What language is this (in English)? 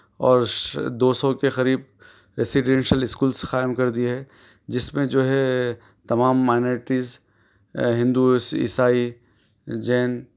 Urdu